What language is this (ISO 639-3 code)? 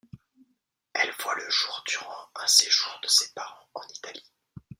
fra